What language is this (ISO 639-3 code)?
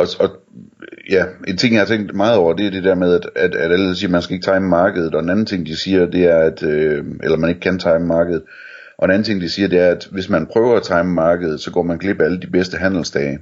dan